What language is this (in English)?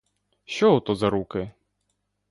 Ukrainian